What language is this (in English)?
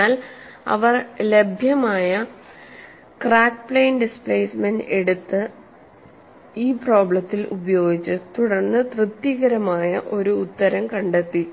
Malayalam